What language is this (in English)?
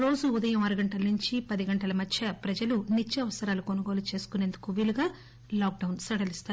Telugu